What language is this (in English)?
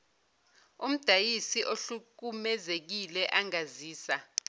Zulu